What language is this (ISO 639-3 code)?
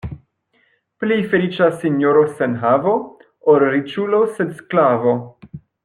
epo